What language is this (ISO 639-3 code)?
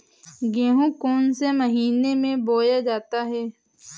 hin